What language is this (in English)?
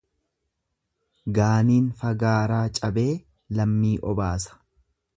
Oromo